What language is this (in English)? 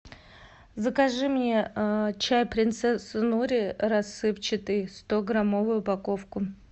Russian